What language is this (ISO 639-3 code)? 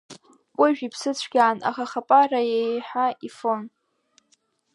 abk